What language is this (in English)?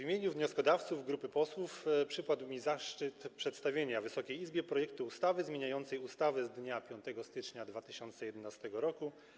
Polish